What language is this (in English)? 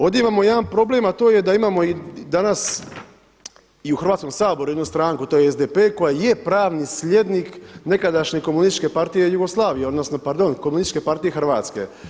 Croatian